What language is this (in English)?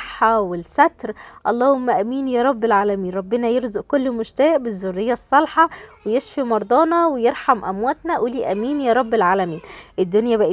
Arabic